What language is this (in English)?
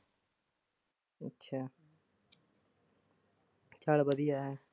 Punjabi